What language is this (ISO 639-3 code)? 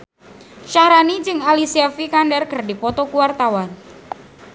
sun